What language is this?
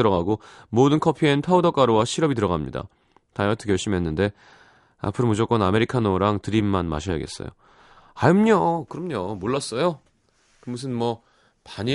Korean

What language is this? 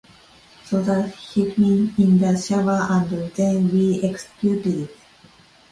English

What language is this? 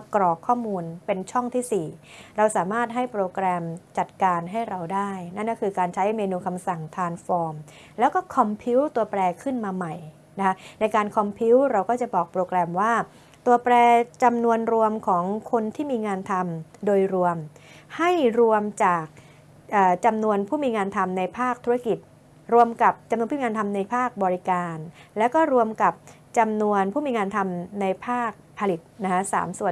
Thai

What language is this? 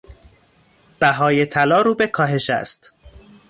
Persian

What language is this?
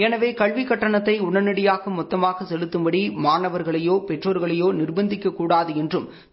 Tamil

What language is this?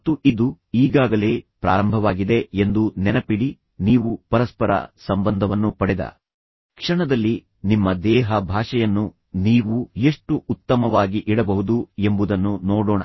Kannada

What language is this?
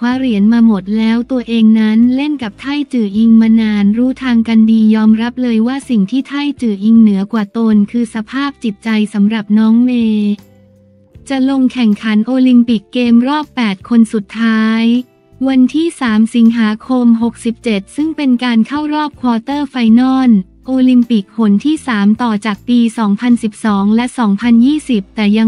Thai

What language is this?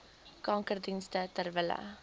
Afrikaans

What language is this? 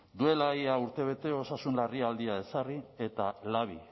Basque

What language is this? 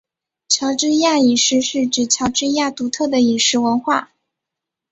Chinese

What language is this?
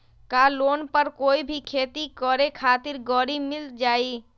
Magahi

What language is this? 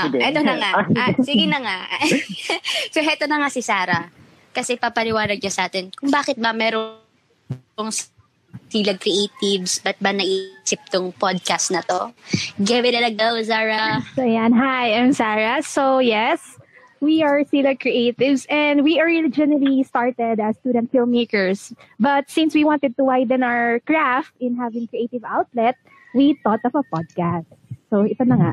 Filipino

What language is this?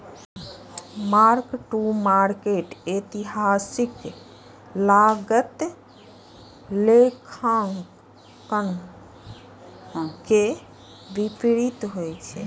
Maithili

